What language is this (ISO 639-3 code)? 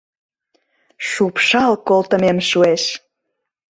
chm